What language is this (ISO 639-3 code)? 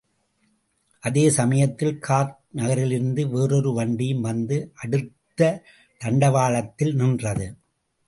tam